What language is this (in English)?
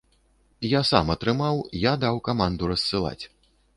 Belarusian